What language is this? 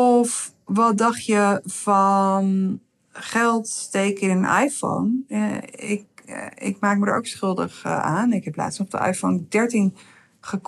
Dutch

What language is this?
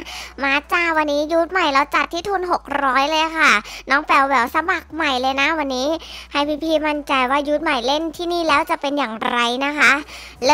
Thai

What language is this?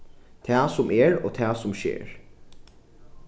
Faroese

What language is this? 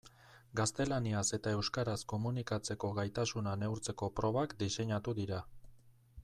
Basque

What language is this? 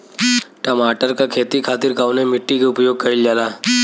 Bhojpuri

